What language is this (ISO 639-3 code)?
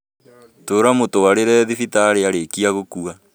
kik